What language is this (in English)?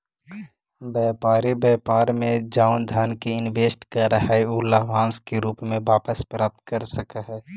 Magahi